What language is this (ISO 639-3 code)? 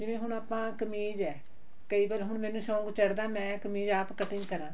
pan